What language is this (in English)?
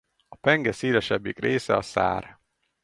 Hungarian